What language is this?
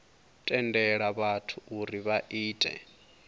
Venda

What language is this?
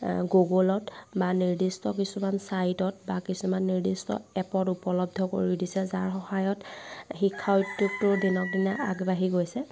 Assamese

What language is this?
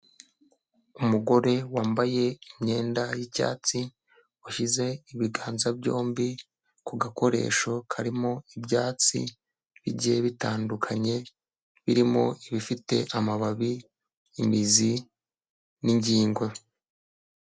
Kinyarwanda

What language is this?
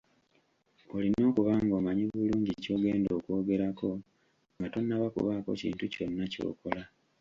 Ganda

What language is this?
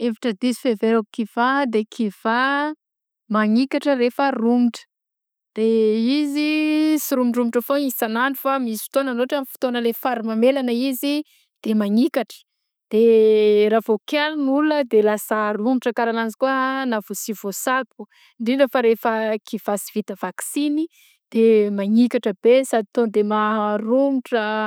Southern Betsimisaraka Malagasy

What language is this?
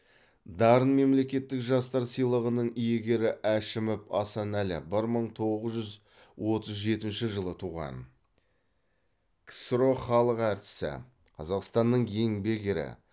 Kazakh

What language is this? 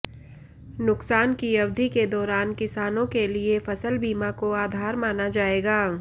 Hindi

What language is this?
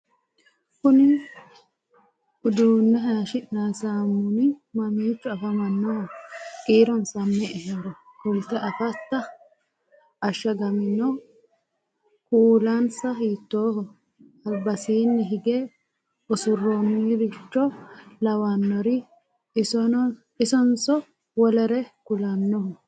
Sidamo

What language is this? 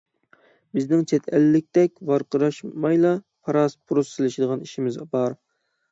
Uyghur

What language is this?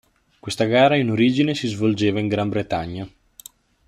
Italian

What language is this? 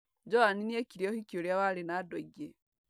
Kikuyu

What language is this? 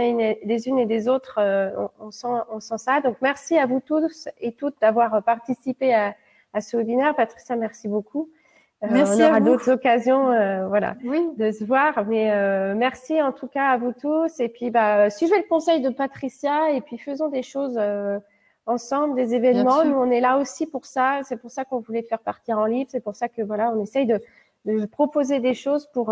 French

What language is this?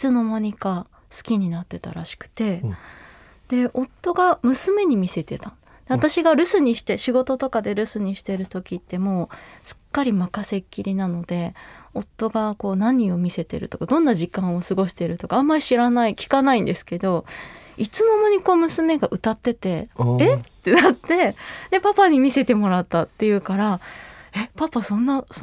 Japanese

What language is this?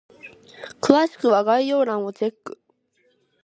Japanese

